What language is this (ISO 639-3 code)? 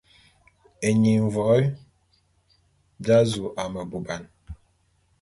bum